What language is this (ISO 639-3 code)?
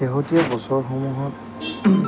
asm